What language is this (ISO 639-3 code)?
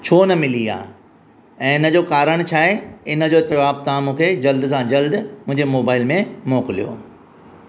snd